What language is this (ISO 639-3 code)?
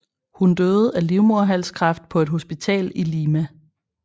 dan